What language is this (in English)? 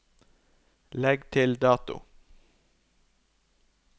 Norwegian